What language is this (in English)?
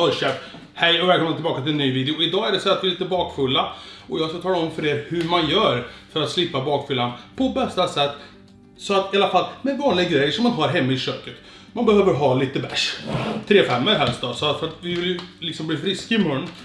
Swedish